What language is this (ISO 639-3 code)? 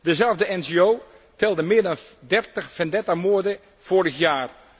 nld